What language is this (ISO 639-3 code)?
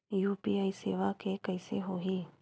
hne